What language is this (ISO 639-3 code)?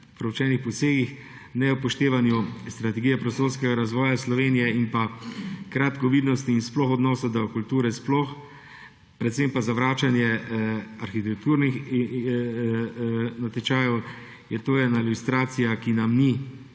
slv